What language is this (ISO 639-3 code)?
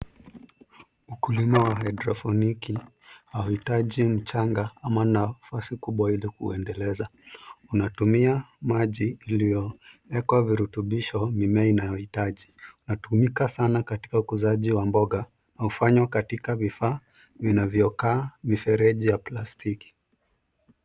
swa